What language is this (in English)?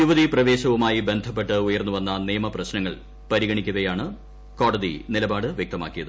Malayalam